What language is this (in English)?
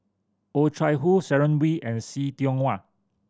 English